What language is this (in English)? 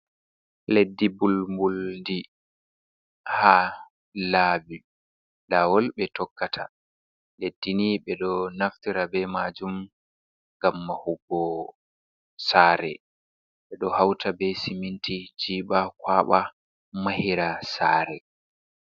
Fula